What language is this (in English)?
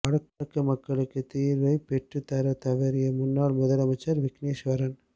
Tamil